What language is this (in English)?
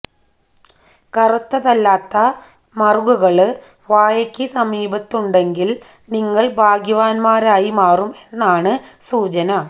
Malayalam